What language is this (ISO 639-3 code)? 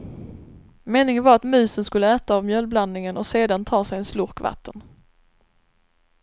swe